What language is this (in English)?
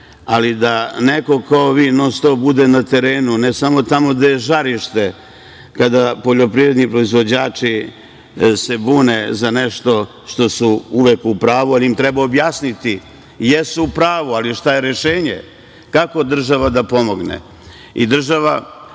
Serbian